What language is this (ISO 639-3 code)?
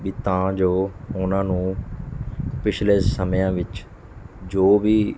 pan